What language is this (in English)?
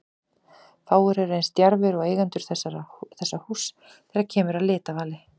Icelandic